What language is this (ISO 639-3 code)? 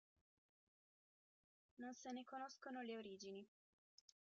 ita